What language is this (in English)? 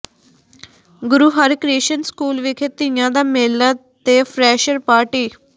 Punjabi